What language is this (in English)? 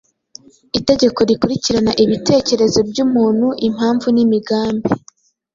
Kinyarwanda